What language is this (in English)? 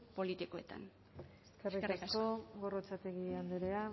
Basque